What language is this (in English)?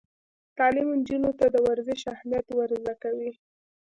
Pashto